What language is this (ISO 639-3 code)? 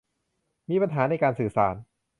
tha